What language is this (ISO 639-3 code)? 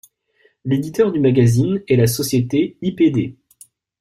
fra